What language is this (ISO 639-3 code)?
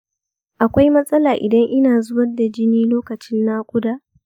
hau